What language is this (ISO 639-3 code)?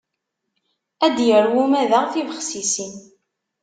kab